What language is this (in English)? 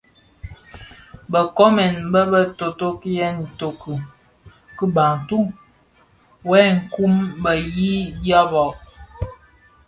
Bafia